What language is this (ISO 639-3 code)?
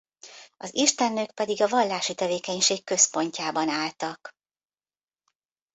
hun